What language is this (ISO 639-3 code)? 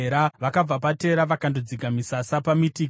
sna